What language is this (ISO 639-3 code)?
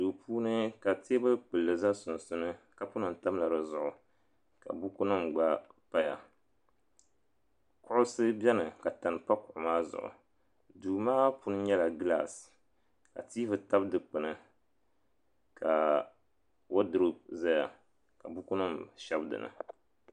dag